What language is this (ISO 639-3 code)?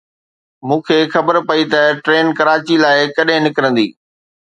snd